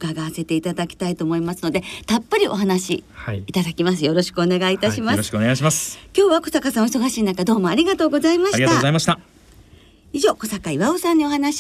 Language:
Japanese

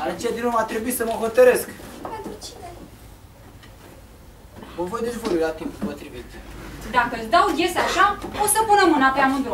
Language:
Romanian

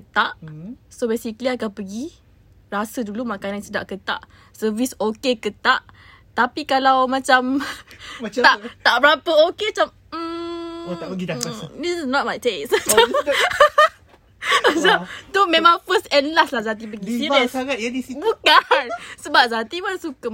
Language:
Malay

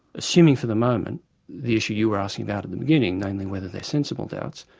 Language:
English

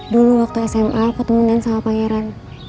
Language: Indonesian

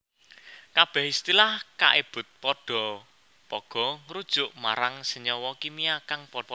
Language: Javanese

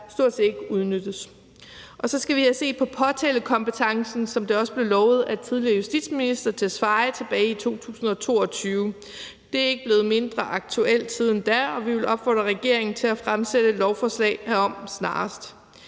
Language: Danish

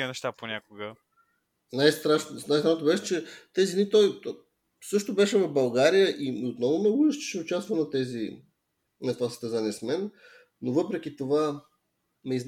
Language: Bulgarian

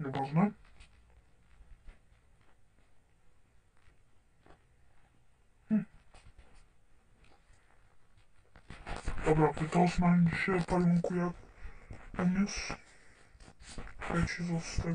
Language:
Polish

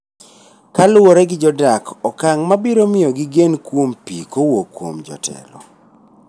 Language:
Luo (Kenya and Tanzania)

